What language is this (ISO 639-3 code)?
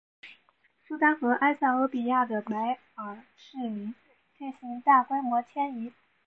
zho